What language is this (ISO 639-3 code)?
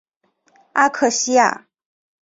zho